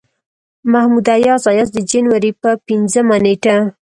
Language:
Pashto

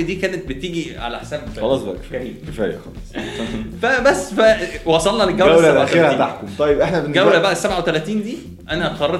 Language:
Arabic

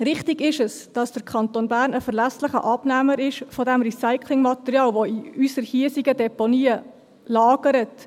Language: Swiss German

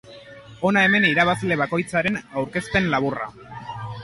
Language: Basque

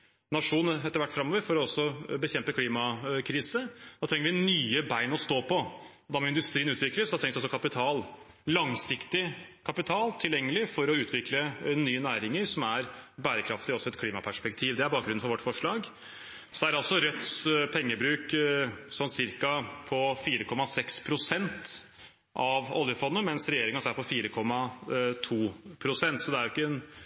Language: Norwegian Bokmål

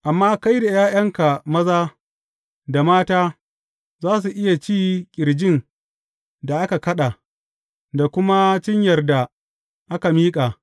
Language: Hausa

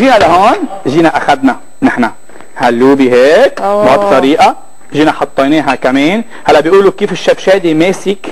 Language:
Arabic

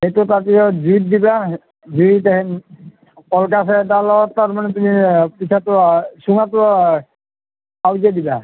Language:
Assamese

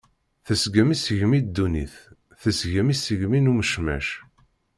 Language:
Kabyle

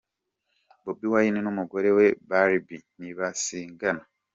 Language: Kinyarwanda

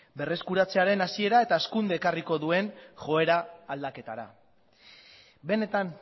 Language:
Basque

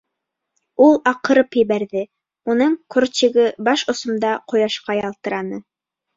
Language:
Bashkir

